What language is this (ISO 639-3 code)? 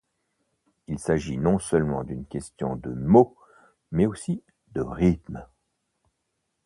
fra